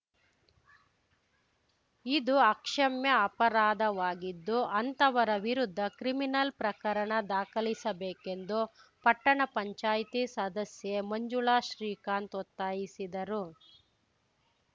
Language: Kannada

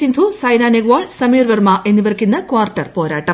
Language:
Malayalam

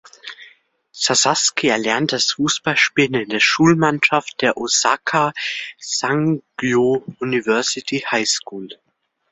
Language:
German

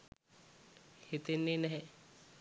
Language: Sinhala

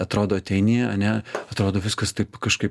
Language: Lithuanian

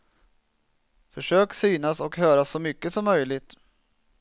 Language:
Swedish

